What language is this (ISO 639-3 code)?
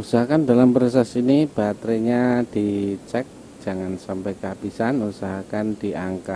ind